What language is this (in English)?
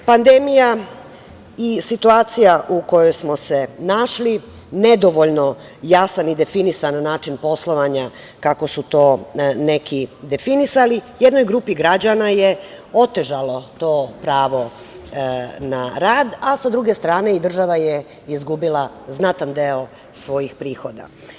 Serbian